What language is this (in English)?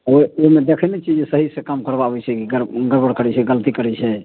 Maithili